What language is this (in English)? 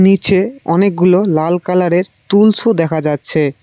Bangla